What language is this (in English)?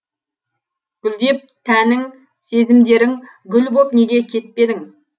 Kazakh